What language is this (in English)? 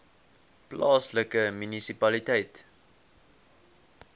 Afrikaans